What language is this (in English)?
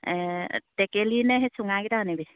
Assamese